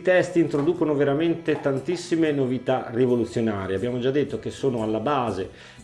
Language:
Italian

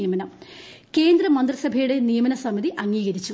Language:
Malayalam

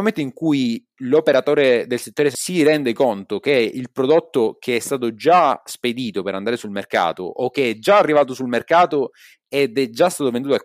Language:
Italian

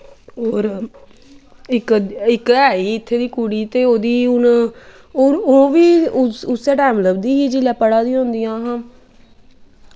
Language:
Dogri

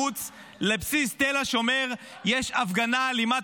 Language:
Hebrew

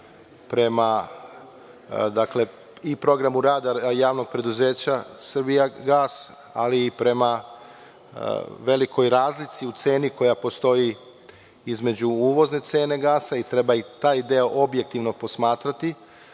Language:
Serbian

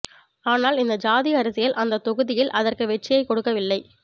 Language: Tamil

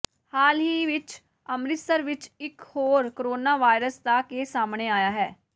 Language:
Punjabi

